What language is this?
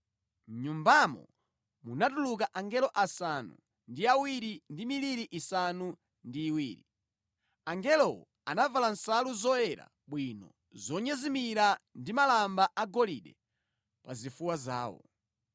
Nyanja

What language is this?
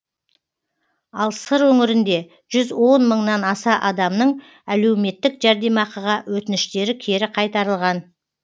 Kazakh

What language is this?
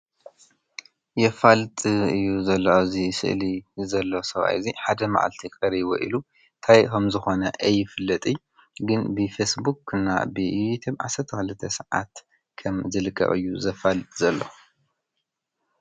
Tigrinya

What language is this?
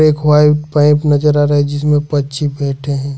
Hindi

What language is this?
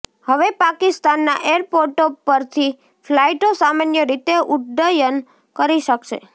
Gujarati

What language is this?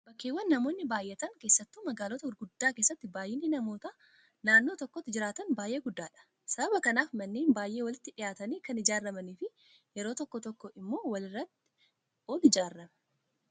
Oromo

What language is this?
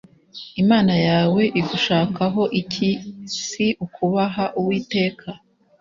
Kinyarwanda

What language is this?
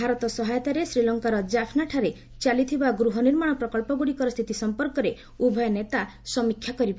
Odia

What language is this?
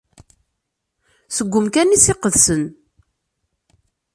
Kabyle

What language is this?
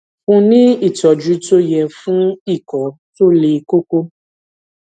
Yoruba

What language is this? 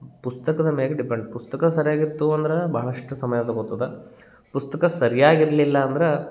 Kannada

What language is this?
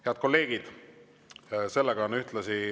Estonian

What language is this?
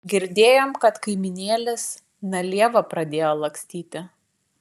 Lithuanian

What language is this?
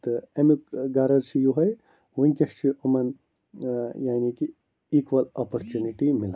Kashmiri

